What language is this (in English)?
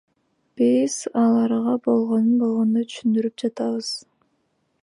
Kyrgyz